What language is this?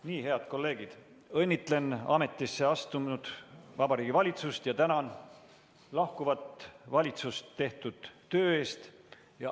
Estonian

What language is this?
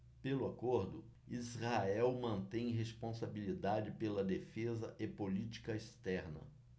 Portuguese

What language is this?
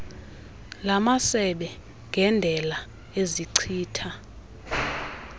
Xhosa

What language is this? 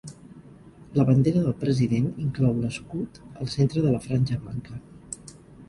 Catalan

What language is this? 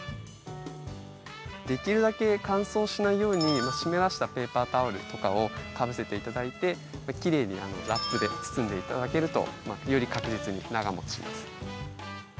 Japanese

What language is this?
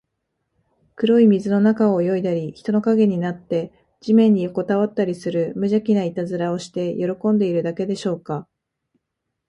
Japanese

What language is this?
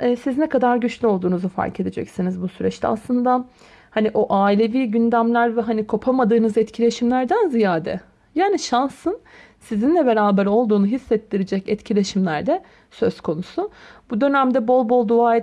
Turkish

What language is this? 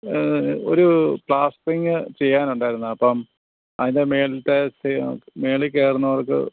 Malayalam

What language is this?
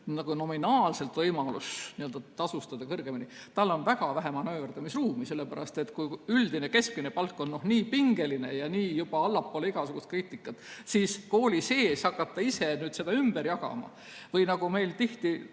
Estonian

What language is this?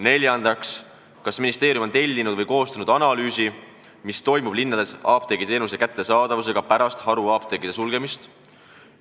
Estonian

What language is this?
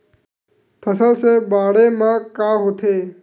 Chhattisgarhi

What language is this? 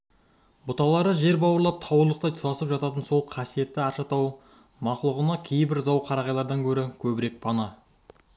Kazakh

